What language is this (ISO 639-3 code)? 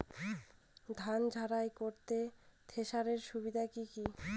ben